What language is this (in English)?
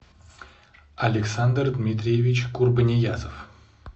Russian